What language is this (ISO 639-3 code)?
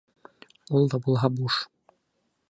bak